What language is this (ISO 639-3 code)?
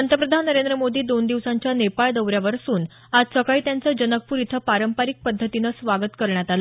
mar